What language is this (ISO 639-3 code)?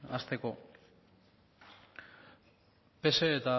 eus